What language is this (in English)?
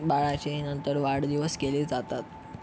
Marathi